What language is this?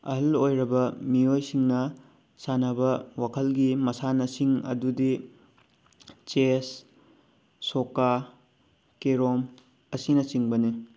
Manipuri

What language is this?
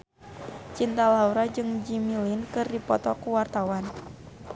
Sundanese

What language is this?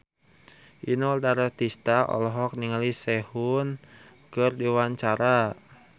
Sundanese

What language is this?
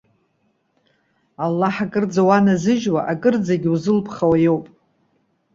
Abkhazian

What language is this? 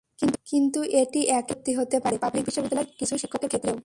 Bangla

